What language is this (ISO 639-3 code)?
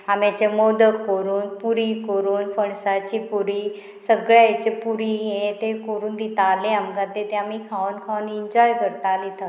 kok